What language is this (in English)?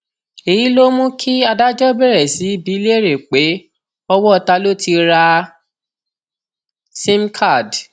Yoruba